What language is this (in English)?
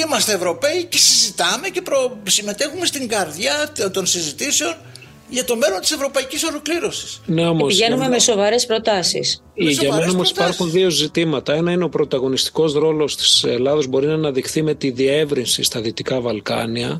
Greek